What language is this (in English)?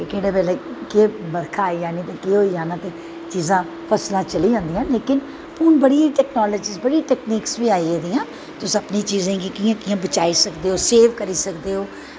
Dogri